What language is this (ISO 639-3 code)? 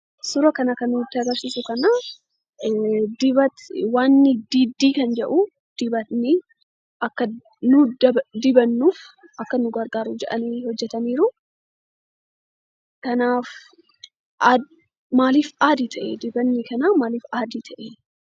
orm